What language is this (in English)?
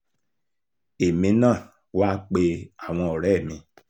Yoruba